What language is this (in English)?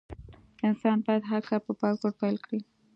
Pashto